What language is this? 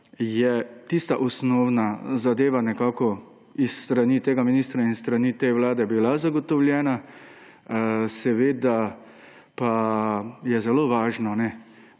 Slovenian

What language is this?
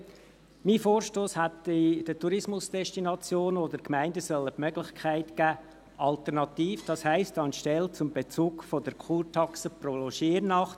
Swiss German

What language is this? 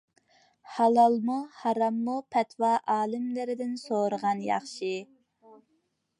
Uyghur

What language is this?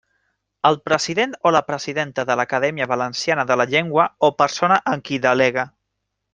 Catalan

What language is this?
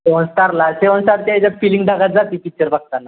Marathi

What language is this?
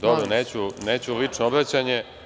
Serbian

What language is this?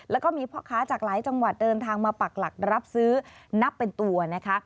Thai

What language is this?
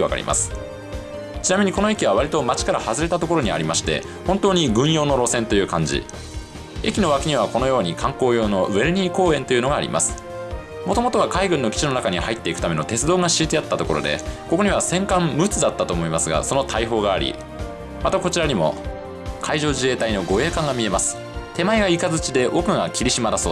Japanese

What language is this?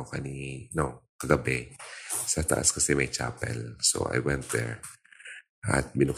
Filipino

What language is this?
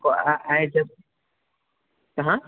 Maithili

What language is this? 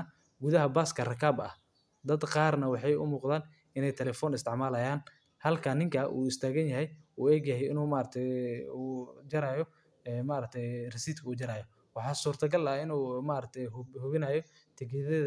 Somali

